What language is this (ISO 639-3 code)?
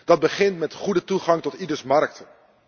nld